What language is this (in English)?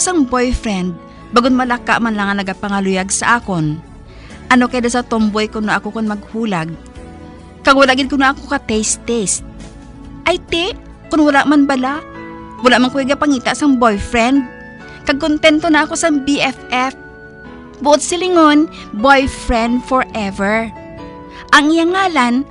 Filipino